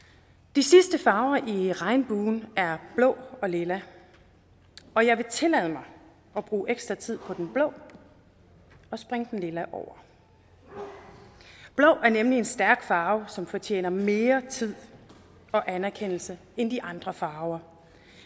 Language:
Danish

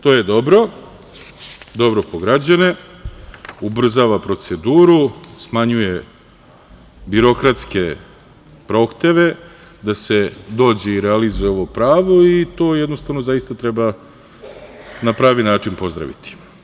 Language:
Serbian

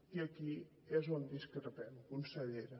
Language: Catalan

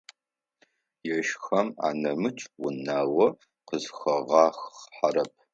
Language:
Adyghe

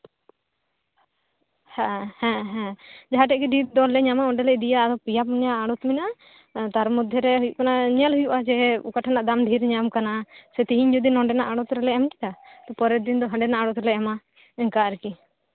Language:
Santali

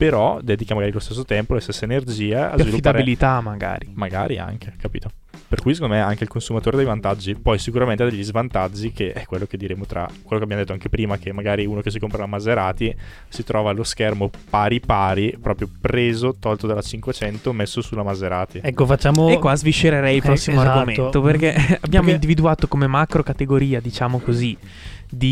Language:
Italian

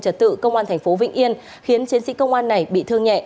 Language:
Vietnamese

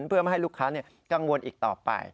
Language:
Thai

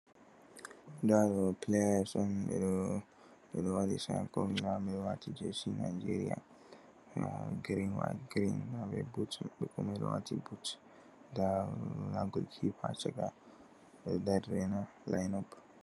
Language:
Fula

